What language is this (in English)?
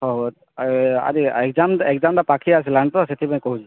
Odia